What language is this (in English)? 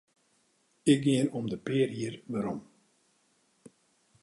Western Frisian